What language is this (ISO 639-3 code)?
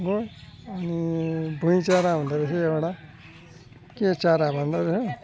nep